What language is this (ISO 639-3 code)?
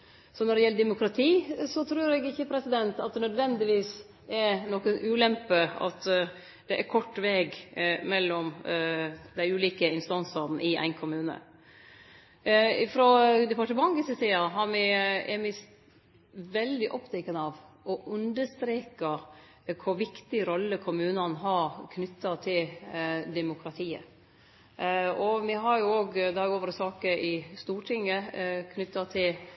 nno